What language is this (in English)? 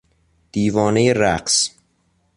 Persian